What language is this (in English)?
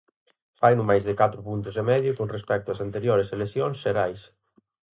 Galician